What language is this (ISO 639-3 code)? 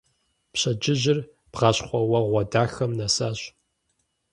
kbd